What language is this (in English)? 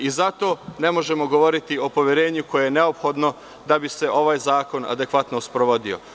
Serbian